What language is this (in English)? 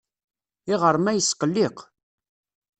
Kabyle